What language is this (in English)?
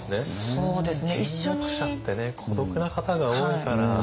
Japanese